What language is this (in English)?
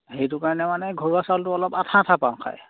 Assamese